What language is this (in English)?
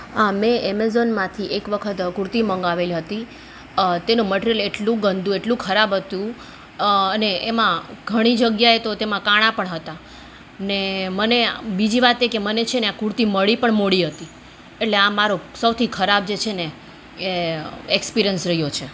Gujarati